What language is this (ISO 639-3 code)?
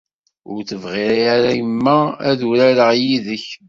kab